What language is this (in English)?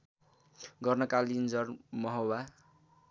Nepali